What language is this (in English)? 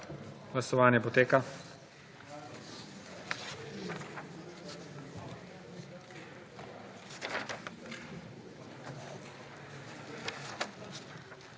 Slovenian